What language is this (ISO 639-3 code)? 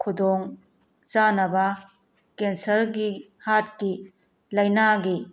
mni